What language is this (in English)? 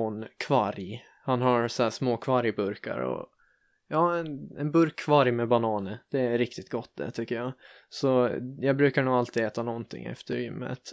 Swedish